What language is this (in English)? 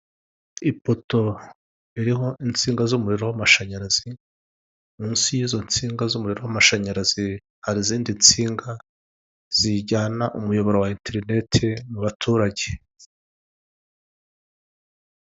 Kinyarwanda